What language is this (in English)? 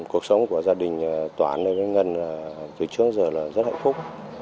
Vietnamese